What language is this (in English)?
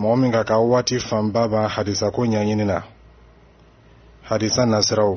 Arabic